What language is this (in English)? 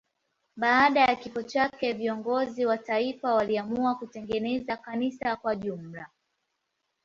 Swahili